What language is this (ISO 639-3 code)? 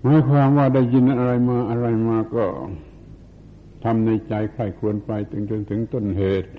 tha